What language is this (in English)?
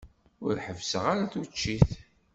Kabyle